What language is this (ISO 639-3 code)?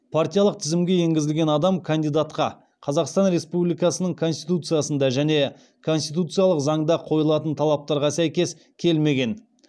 kaz